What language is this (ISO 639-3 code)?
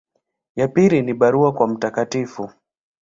swa